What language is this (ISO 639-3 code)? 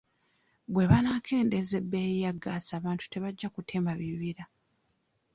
lug